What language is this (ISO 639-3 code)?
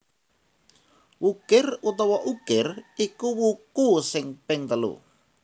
jav